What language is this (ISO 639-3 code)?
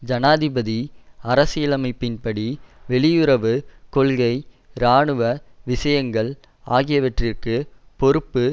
tam